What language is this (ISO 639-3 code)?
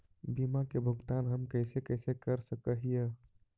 mag